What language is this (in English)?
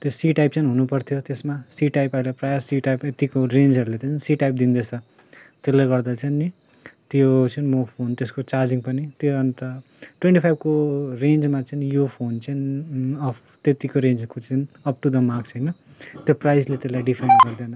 Nepali